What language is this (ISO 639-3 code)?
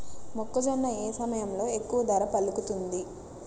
tel